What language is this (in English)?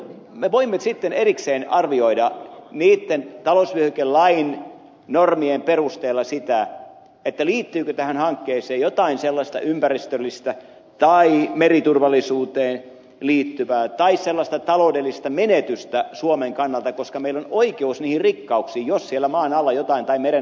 Finnish